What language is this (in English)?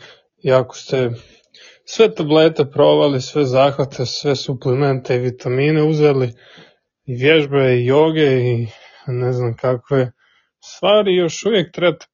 Croatian